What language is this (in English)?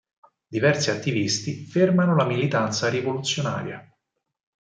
Italian